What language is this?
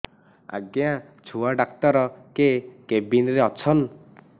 Odia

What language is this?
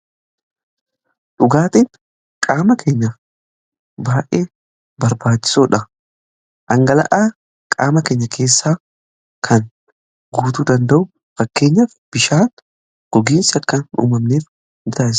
Oromo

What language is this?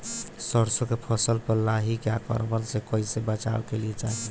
Bhojpuri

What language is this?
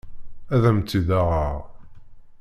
Kabyle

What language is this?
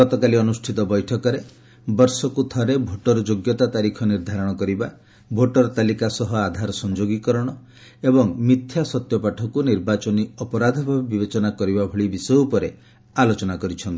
Odia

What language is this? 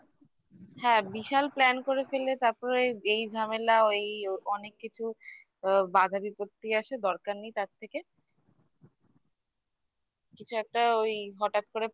Bangla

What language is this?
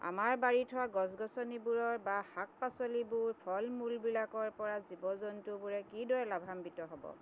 Assamese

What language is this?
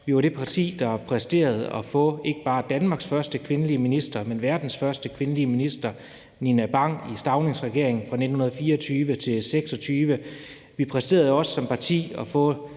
Danish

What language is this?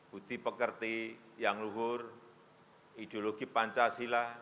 Indonesian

